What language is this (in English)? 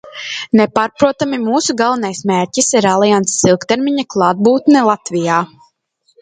Latvian